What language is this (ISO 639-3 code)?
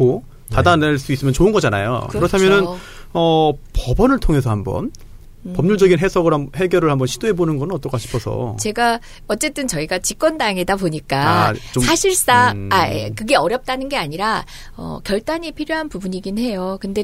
kor